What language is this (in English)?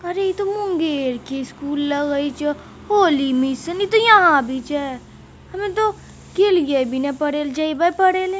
Magahi